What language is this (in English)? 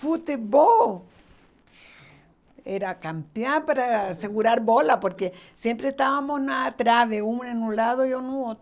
Portuguese